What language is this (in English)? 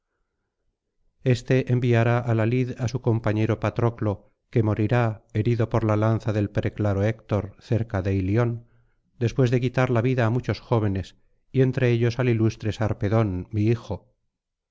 Spanish